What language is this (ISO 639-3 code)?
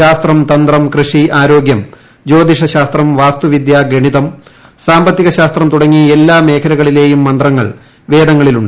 mal